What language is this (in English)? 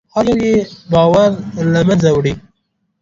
Pashto